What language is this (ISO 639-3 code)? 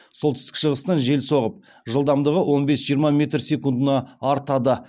kaz